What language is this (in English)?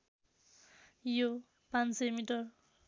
Nepali